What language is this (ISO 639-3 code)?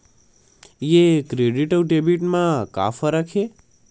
hne